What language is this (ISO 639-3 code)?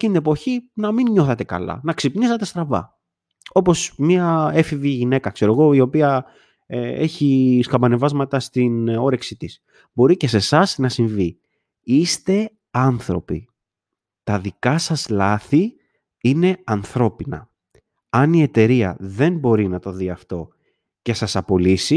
ell